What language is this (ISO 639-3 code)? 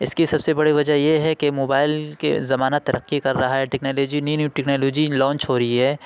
urd